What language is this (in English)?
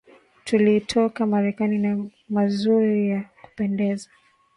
Swahili